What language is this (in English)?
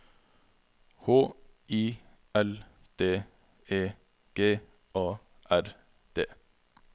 Norwegian